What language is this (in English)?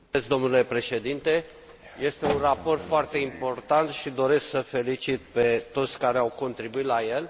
Romanian